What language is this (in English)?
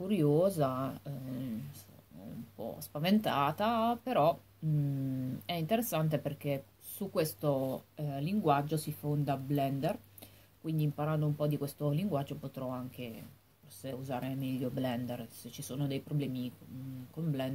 Italian